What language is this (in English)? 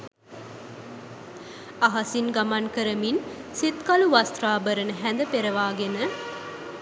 Sinhala